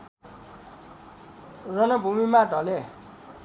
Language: Nepali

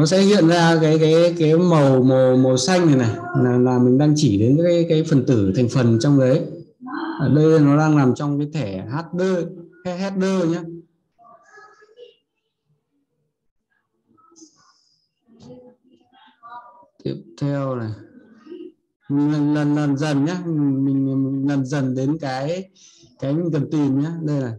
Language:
Vietnamese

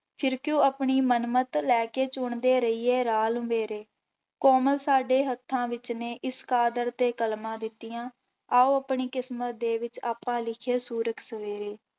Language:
Punjabi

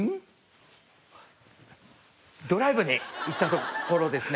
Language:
Japanese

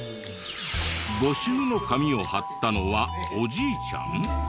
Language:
Japanese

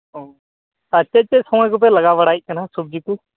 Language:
Santali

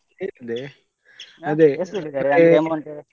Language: Kannada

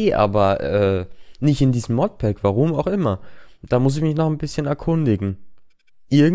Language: German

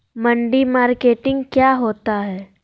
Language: Magahi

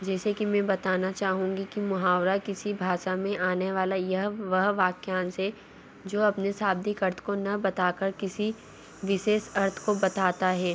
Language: Hindi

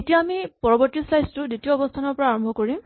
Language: Assamese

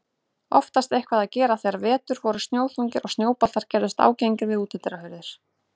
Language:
Icelandic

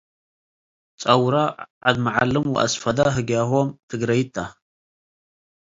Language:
Tigre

